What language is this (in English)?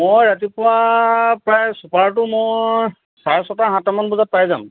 Assamese